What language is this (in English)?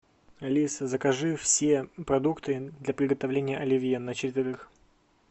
Russian